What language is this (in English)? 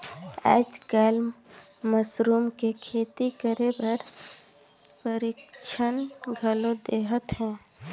Chhattisgarhi